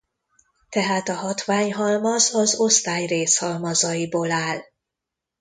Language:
Hungarian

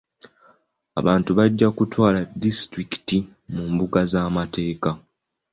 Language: Ganda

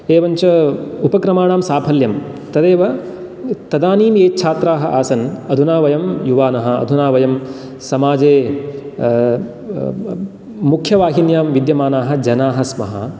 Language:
Sanskrit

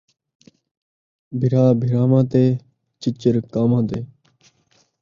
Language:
Saraiki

